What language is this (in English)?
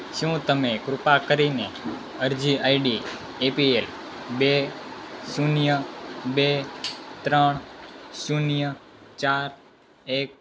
Gujarati